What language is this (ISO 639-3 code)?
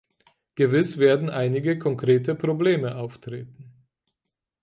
deu